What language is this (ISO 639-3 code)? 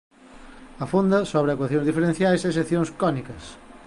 glg